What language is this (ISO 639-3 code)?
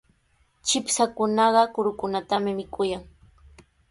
qws